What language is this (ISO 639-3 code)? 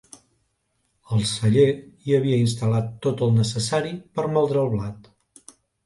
cat